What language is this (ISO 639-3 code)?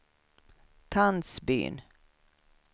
swe